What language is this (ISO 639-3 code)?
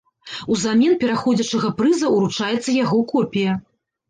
bel